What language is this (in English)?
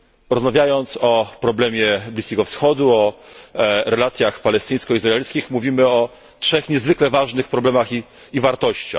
Polish